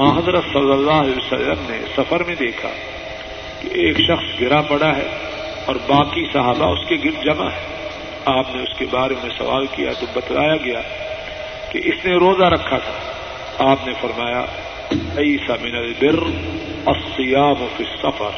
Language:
Urdu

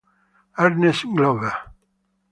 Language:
Italian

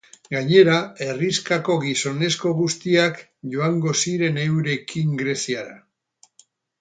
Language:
Basque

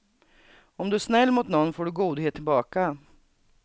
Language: Swedish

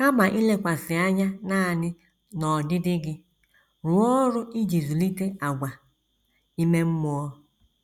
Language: Igbo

